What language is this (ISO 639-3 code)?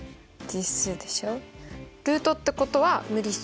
jpn